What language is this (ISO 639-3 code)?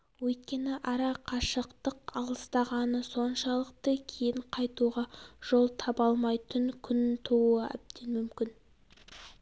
kaz